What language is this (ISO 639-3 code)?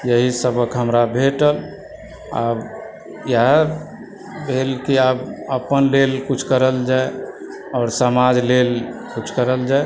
mai